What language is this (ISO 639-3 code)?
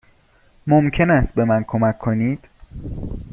fas